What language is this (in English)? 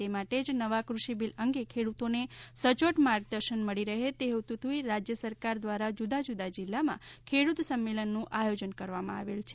Gujarati